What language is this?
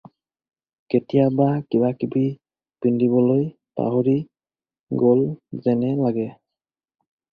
Assamese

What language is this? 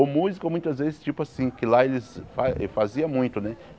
Portuguese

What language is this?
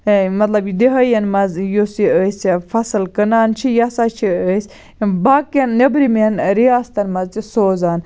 Kashmiri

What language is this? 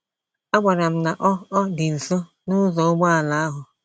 Igbo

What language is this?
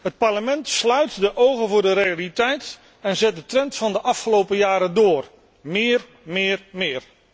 Dutch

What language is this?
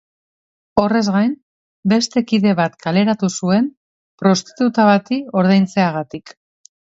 Basque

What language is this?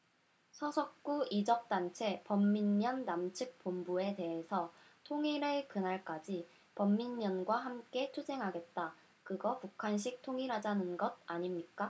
Korean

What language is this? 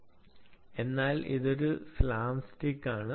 Malayalam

